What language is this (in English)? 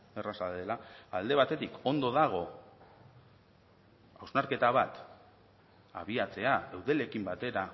Basque